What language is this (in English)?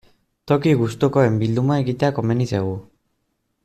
Basque